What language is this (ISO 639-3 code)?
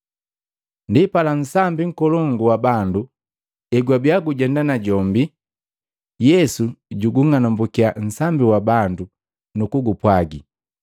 mgv